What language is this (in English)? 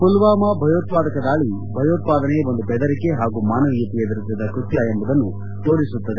Kannada